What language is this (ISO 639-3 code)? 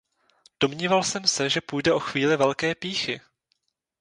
ces